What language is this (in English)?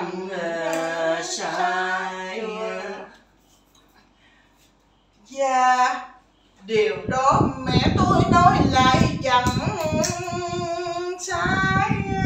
Vietnamese